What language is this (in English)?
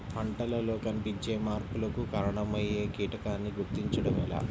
Telugu